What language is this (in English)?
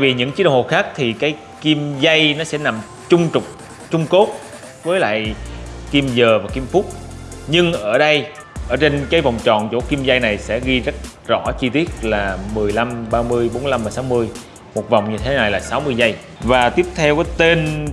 Vietnamese